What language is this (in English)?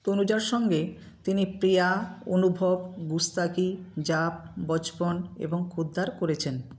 Bangla